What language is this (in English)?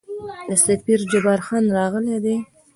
Pashto